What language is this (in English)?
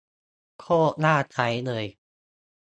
Thai